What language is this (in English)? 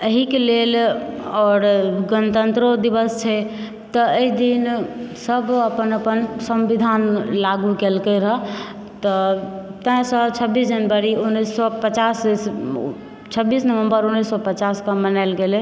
Maithili